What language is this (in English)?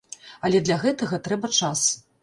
Belarusian